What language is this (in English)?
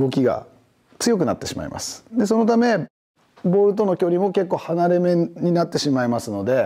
Japanese